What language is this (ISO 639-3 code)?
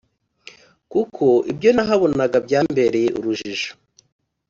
kin